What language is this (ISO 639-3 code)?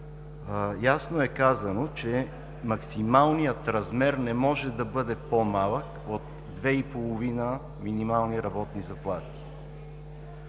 bul